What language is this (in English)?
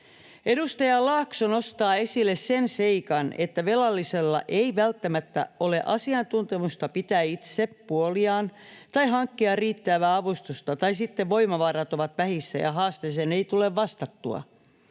Finnish